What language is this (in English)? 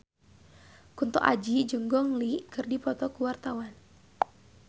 Sundanese